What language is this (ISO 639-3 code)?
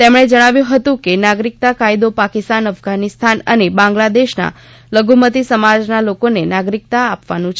guj